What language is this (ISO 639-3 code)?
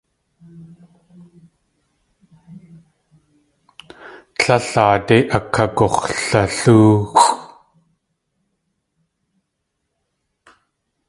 tli